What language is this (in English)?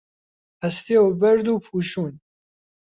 Central Kurdish